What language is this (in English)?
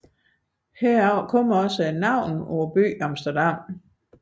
Danish